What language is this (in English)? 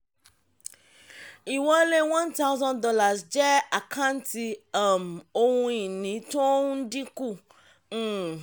Yoruba